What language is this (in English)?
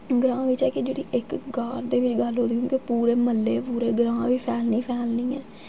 Dogri